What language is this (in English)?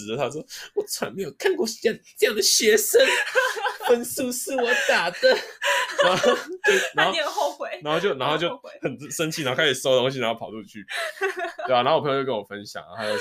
Chinese